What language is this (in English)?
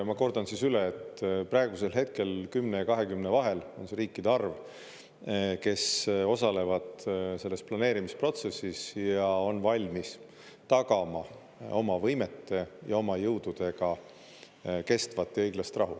Estonian